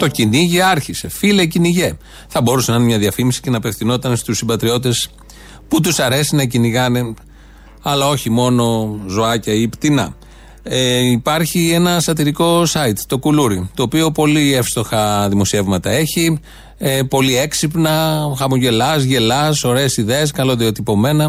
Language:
Greek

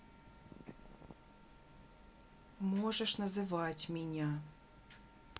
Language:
Russian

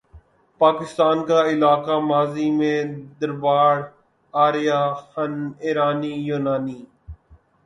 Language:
Urdu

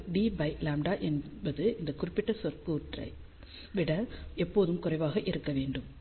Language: Tamil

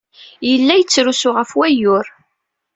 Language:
Kabyle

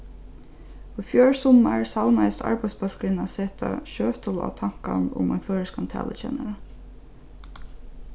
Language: Faroese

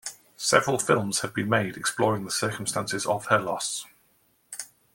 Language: English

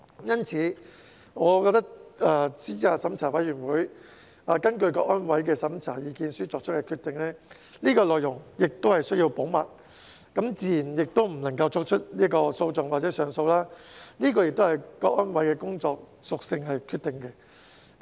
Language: Cantonese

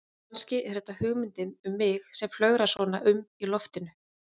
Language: Icelandic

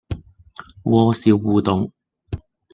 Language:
Cantonese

